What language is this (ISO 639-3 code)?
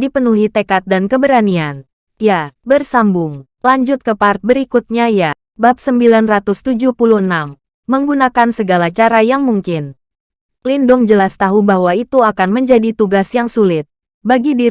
ind